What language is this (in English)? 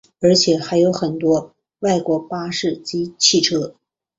Chinese